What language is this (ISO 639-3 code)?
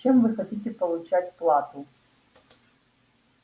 rus